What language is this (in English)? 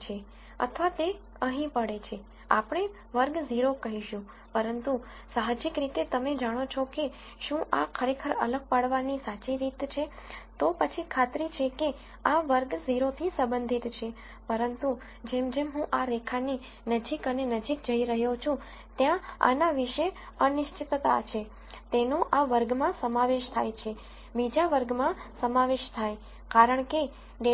Gujarati